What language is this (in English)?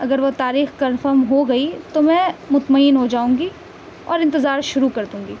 Urdu